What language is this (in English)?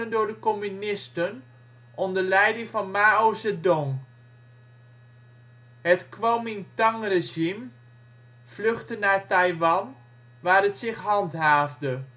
Dutch